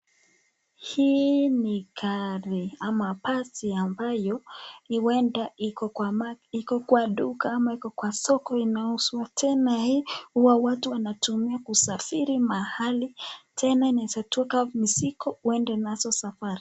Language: Swahili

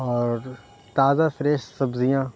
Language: Urdu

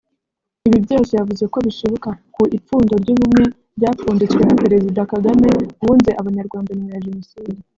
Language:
Kinyarwanda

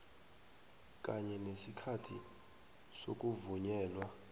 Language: South Ndebele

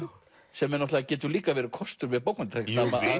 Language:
Icelandic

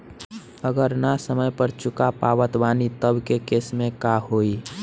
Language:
Bhojpuri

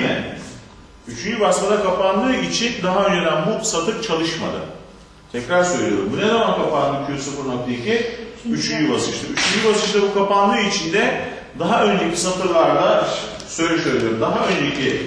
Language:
Turkish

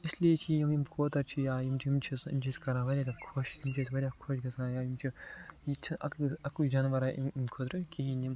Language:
Kashmiri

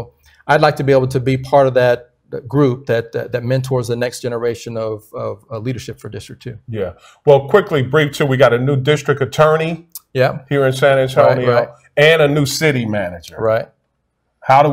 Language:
English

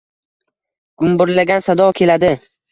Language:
Uzbek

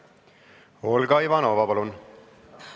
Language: Estonian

